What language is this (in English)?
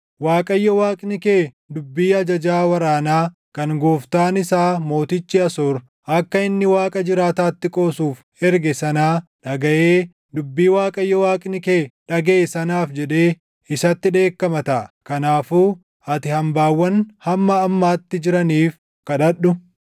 Oromo